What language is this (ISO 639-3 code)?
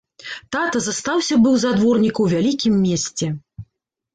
bel